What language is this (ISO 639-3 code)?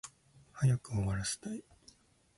jpn